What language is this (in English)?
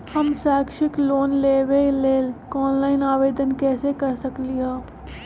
Magahi